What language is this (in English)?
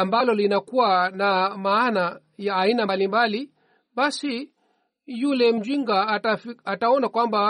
Swahili